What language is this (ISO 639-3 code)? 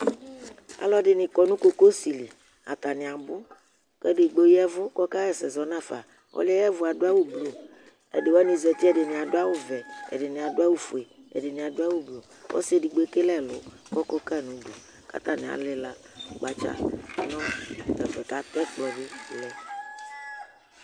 kpo